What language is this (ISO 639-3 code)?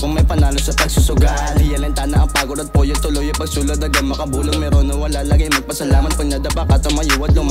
ara